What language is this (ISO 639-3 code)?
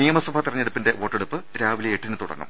mal